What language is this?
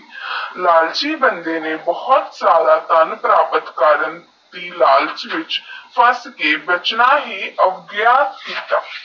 Punjabi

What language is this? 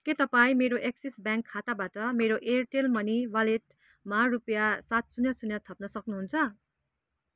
Nepali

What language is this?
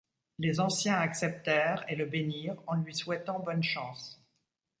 French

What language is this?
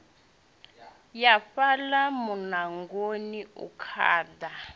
Venda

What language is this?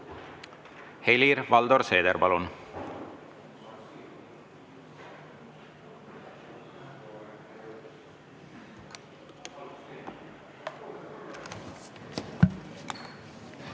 Estonian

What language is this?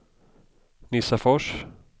Swedish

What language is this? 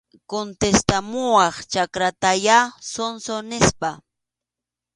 Arequipa-La Unión Quechua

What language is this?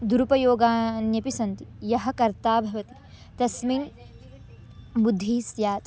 Sanskrit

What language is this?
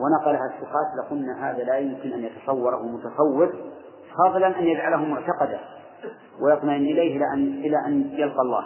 Arabic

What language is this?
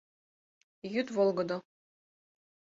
Mari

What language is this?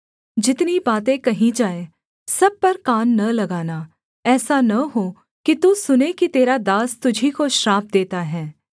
Hindi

